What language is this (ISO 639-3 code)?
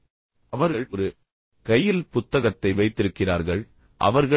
tam